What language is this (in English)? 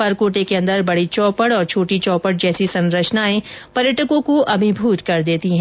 Hindi